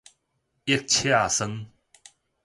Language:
Min Nan Chinese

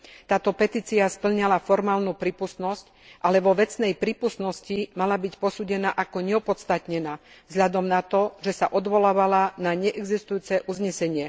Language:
Slovak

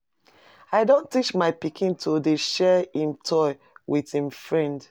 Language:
Nigerian Pidgin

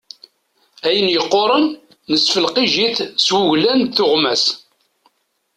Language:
Kabyle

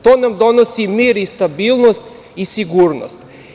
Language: Serbian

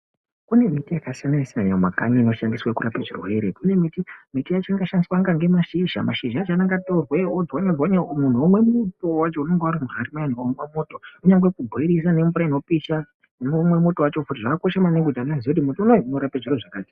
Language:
Ndau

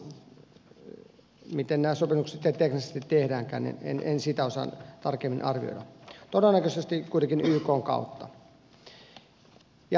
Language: Finnish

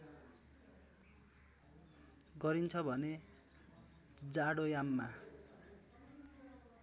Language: Nepali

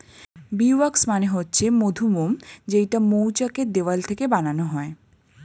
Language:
Bangla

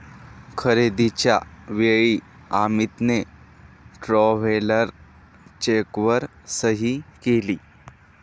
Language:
Marathi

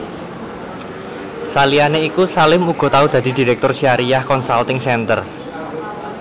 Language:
Javanese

